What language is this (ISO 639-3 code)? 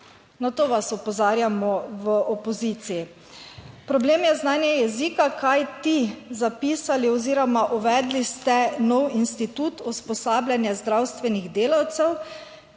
slv